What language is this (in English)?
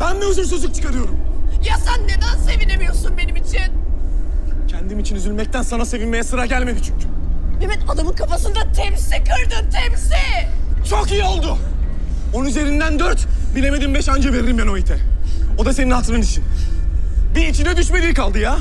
Turkish